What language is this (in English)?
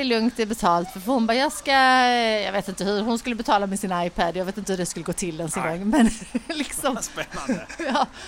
Swedish